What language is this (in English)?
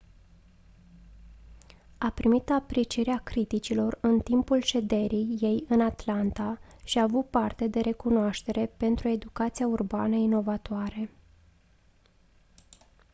Romanian